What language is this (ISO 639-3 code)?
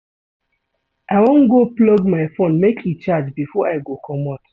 pcm